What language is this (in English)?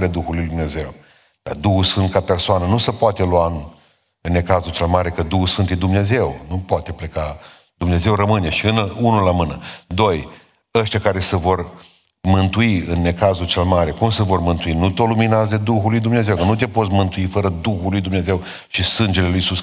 Romanian